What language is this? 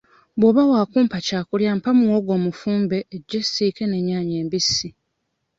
Ganda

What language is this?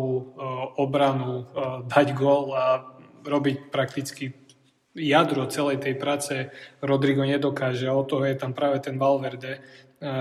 Slovak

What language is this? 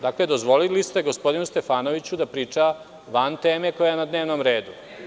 Serbian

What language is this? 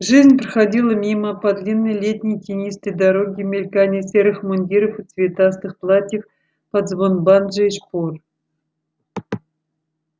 Russian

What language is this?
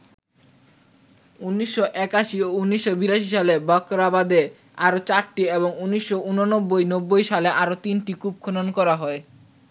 Bangla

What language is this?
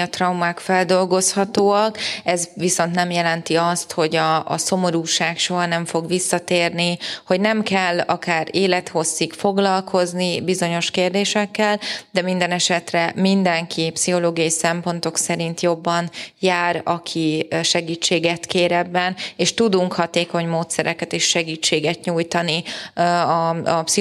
Hungarian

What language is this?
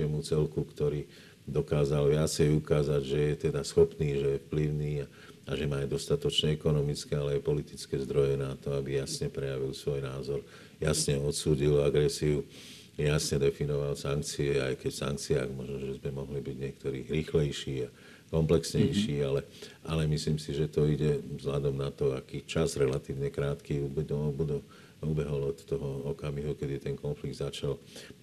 Slovak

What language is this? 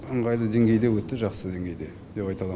Kazakh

